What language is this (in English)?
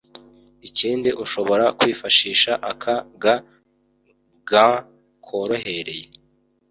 Kinyarwanda